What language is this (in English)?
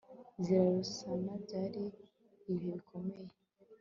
Kinyarwanda